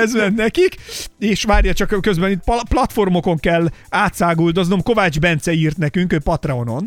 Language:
Hungarian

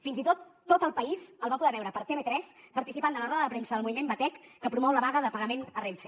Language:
Catalan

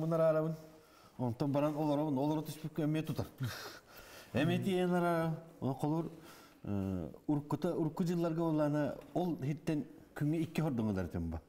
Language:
Turkish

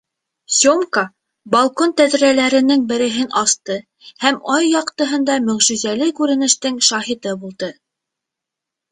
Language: Bashkir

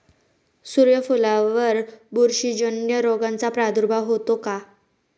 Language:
Marathi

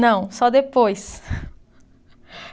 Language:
Portuguese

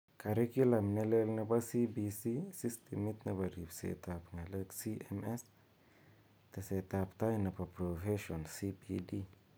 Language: Kalenjin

